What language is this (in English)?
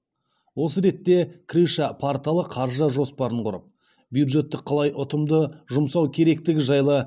Kazakh